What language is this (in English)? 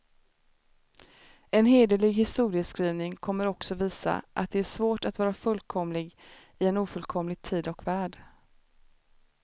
Swedish